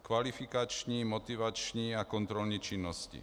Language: Czech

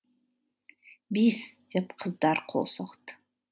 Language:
Kazakh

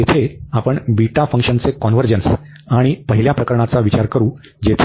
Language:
Marathi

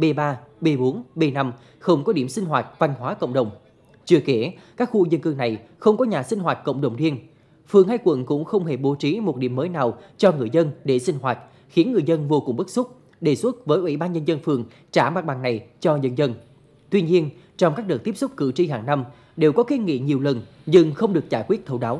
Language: Vietnamese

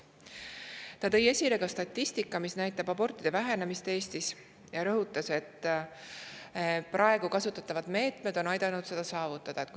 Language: Estonian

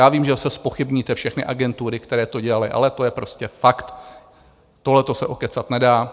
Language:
Czech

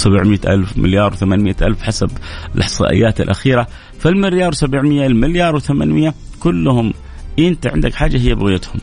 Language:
Arabic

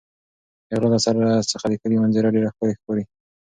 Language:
Pashto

